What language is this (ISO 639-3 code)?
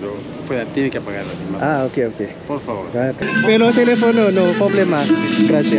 tha